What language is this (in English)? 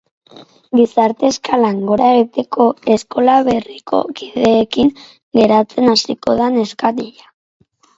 Basque